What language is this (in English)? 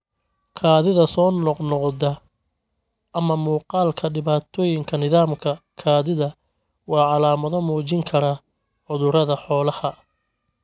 Somali